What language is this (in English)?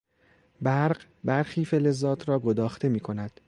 Persian